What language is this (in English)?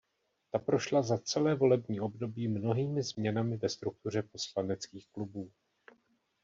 Czech